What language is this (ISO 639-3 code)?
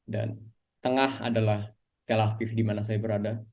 ind